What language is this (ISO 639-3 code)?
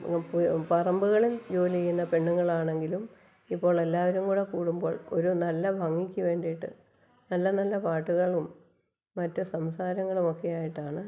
mal